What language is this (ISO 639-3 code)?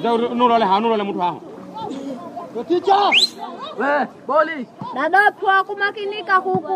swa